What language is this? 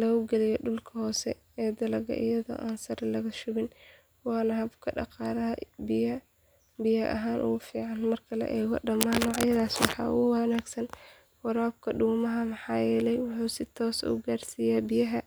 Somali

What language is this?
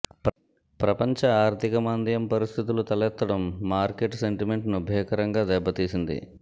Telugu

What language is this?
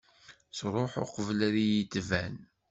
Kabyle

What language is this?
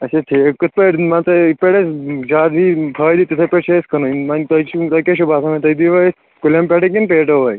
Kashmiri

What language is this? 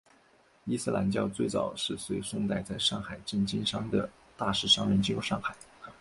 Chinese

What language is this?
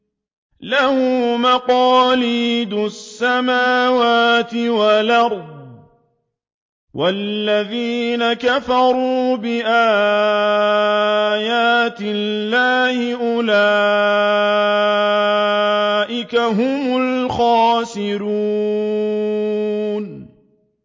Arabic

